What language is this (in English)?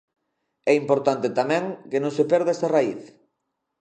Galician